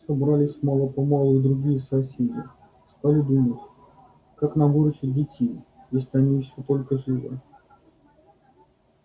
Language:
Russian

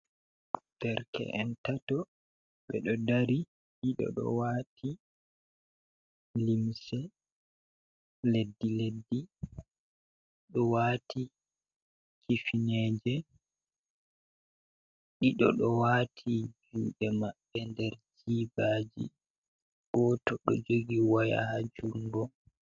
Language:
Fula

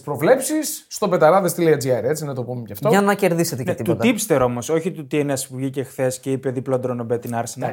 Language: Greek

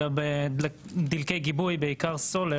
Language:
Hebrew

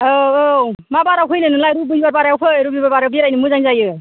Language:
Bodo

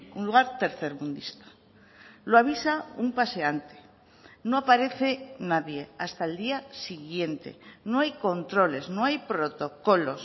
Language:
Spanish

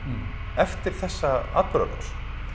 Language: Icelandic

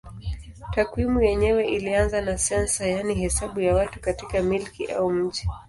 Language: Swahili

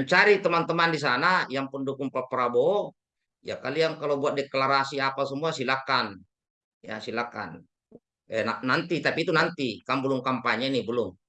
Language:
Indonesian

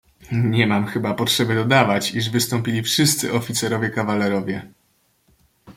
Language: Polish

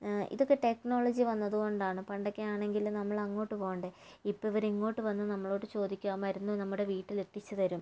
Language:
Malayalam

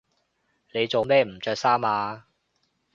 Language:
Cantonese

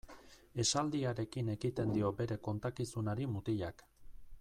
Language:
Basque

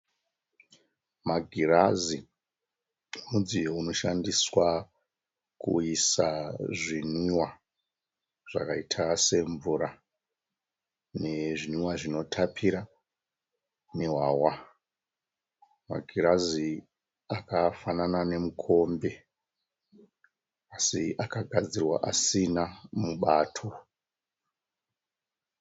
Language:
Shona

